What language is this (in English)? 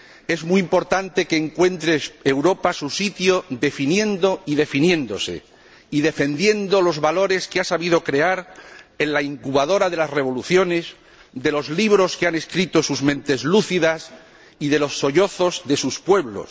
Spanish